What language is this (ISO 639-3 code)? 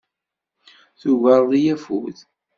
kab